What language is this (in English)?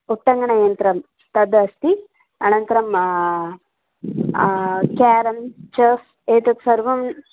Sanskrit